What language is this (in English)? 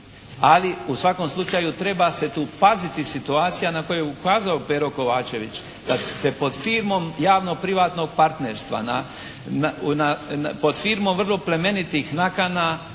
Croatian